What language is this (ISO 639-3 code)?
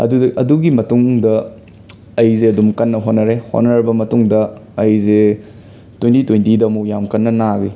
mni